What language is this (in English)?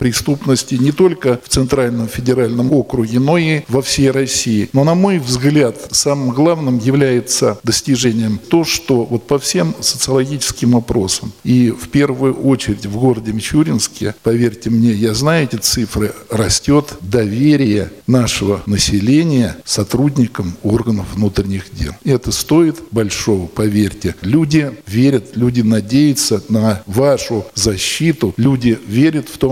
Russian